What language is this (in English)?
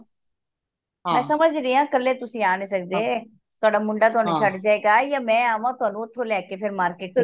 Punjabi